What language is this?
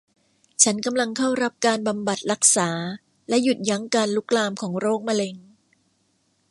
Thai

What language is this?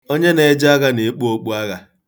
Igbo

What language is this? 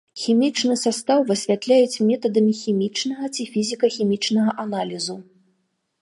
Belarusian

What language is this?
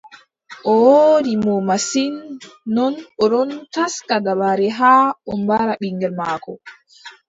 Adamawa Fulfulde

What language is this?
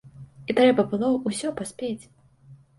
Belarusian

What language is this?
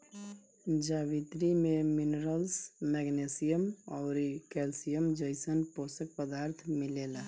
Bhojpuri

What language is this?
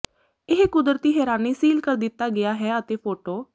Punjabi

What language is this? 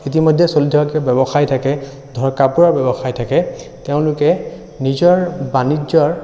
Assamese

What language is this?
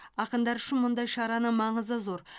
Kazakh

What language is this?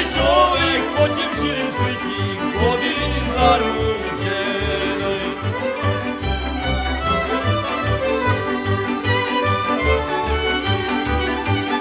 Slovak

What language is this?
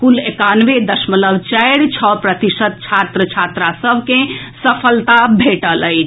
Maithili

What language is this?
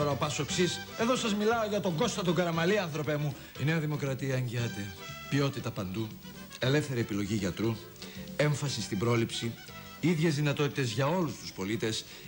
Greek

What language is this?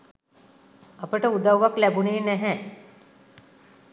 Sinhala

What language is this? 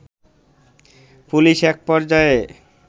Bangla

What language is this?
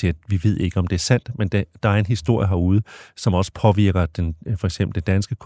Danish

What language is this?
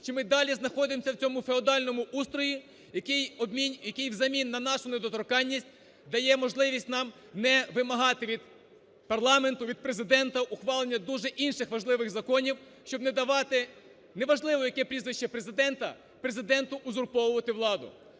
Ukrainian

